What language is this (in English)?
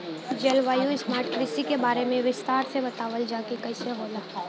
Bhojpuri